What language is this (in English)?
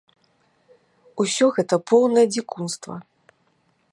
Belarusian